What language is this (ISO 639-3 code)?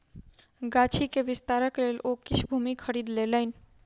mai